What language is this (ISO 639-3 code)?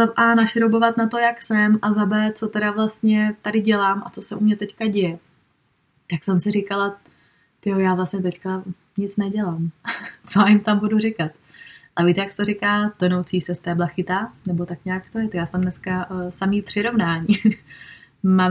ces